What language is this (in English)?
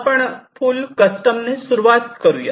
Marathi